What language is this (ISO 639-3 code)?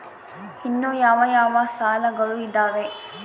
kan